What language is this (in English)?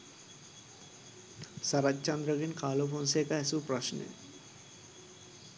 Sinhala